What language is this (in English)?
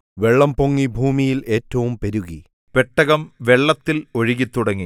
Malayalam